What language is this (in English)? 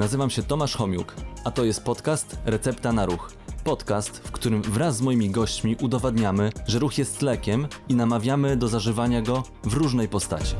Polish